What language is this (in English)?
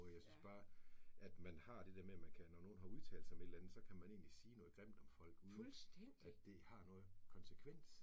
Danish